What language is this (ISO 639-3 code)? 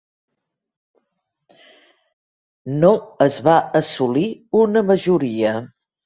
cat